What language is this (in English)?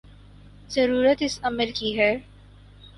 Urdu